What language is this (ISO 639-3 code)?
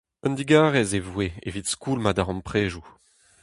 bre